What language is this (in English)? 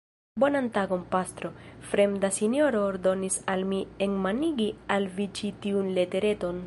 Esperanto